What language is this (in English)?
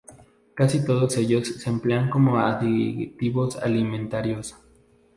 Spanish